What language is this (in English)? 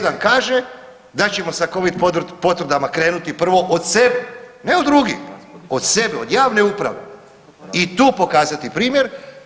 Croatian